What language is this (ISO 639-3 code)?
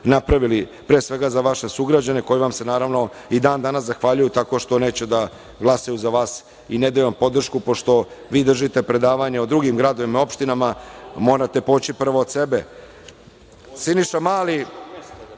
srp